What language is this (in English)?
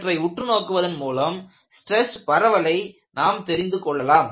Tamil